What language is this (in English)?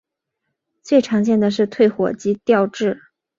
Chinese